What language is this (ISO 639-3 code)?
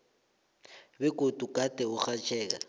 nbl